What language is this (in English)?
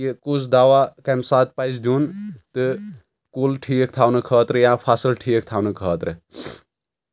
Kashmiri